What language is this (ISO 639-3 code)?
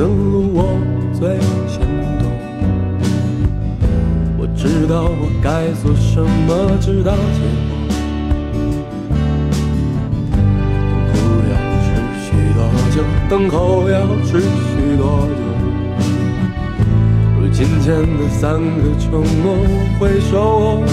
zho